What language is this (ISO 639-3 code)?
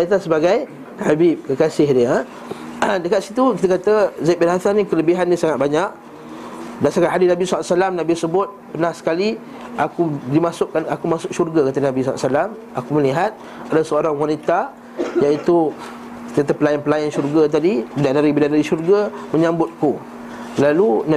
msa